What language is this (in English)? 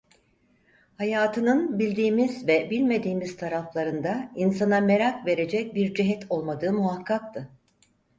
Turkish